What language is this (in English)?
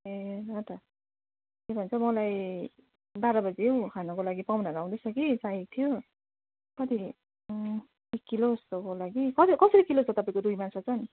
Nepali